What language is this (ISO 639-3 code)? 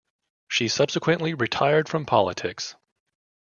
eng